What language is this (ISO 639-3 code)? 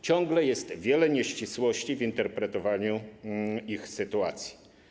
pol